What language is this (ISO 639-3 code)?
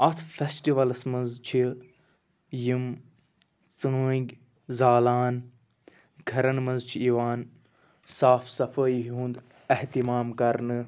kas